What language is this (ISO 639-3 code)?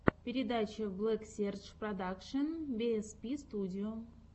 rus